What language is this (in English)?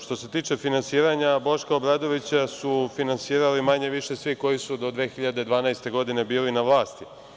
Serbian